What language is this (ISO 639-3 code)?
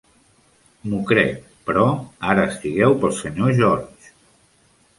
cat